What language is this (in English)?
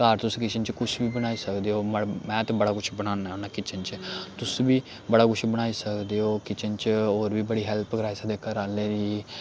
Dogri